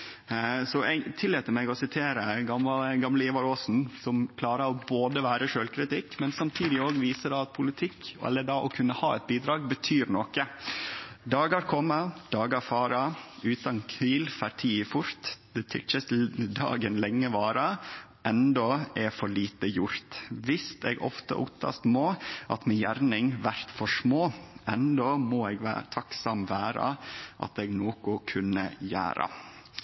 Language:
Norwegian Nynorsk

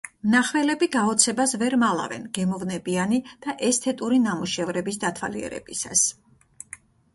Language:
Georgian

